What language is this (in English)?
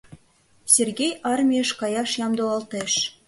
Mari